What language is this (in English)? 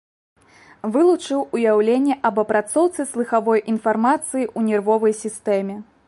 Belarusian